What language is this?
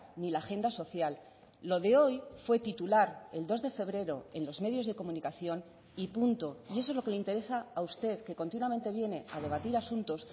Spanish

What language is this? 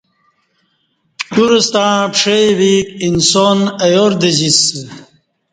Kati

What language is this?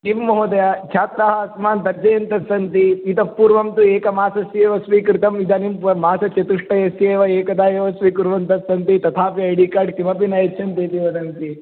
Sanskrit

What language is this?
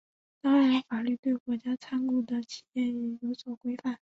Chinese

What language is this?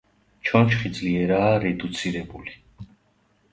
Georgian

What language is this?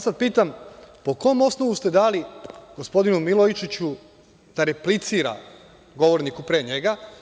Serbian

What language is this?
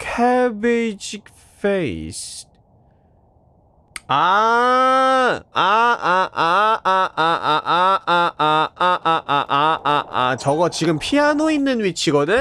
Korean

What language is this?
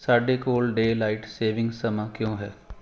Punjabi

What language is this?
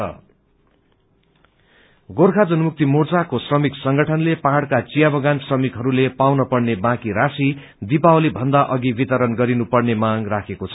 Nepali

